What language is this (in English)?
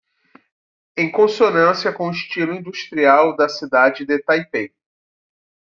Portuguese